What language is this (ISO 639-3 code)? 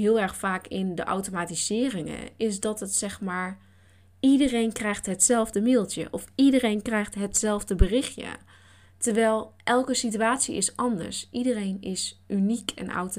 nld